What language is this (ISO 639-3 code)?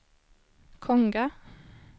swe